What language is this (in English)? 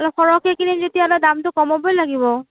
Assamese